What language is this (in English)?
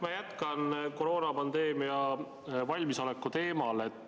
Estonian